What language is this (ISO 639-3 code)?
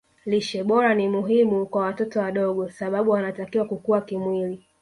swa